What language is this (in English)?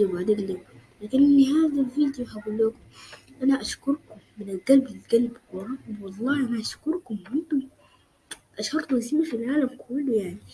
Arabic